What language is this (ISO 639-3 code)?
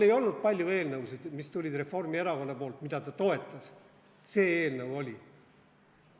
est